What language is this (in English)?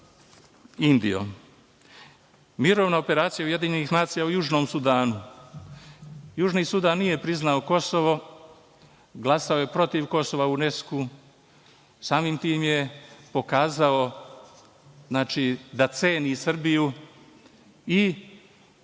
Serbian